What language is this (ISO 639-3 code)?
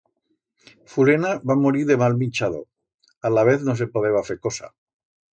arg